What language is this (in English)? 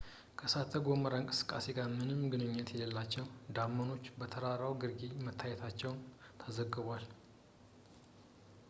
Amharic